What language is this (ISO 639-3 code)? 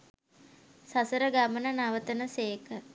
sin